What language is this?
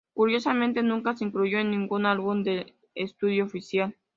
Spanish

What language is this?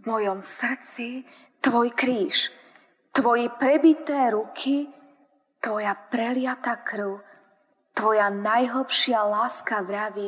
Slovak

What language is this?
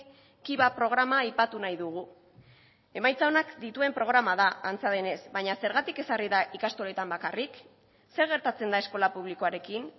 Basque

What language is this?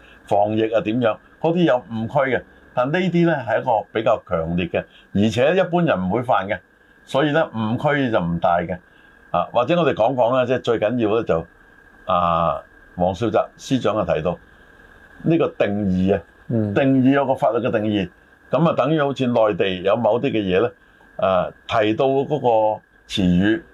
Chinese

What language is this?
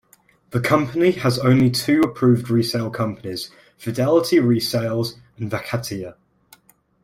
English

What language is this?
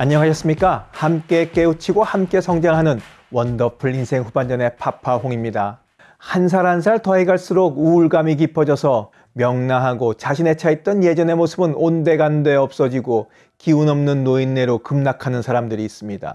Korean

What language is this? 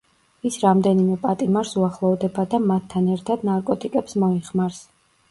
Georgian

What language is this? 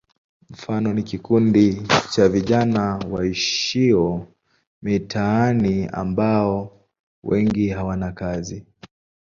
Swahili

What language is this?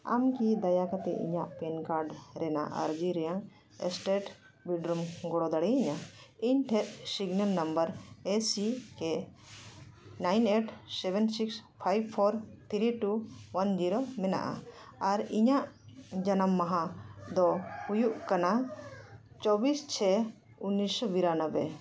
Santali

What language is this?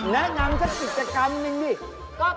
Thai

